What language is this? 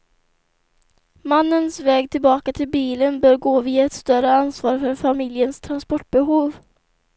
Swedish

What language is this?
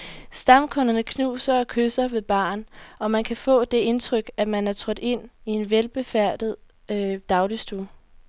Danish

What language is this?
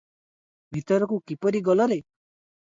Odia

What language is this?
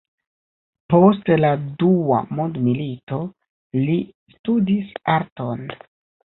Esperanto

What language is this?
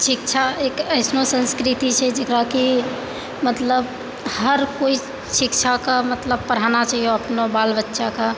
Maithili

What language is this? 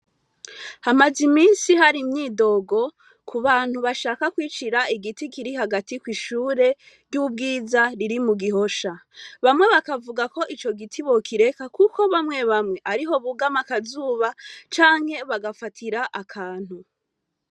Rundi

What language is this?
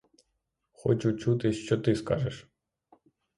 Ukrainian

